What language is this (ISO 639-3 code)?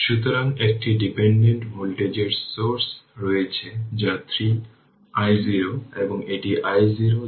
ben